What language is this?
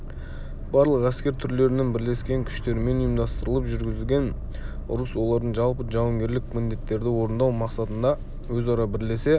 Kazakh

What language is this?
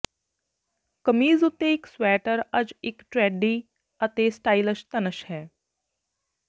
Punjabi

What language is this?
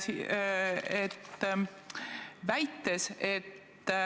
Estonian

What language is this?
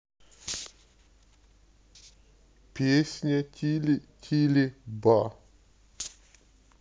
Russian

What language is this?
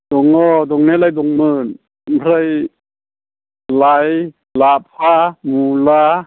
Bodo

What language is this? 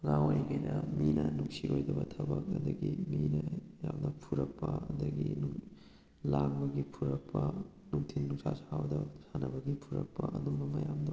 Manipuri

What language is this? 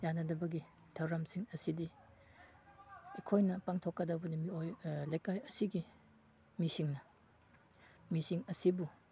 Manipuri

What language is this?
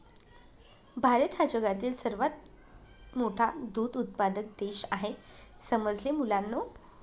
Marathi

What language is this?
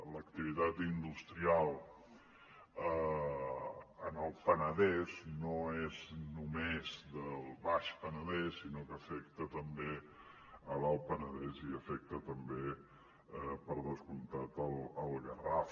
Catalan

